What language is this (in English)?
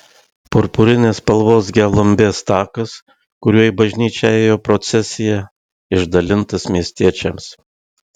Lithuanian